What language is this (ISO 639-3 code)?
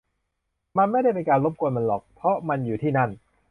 tha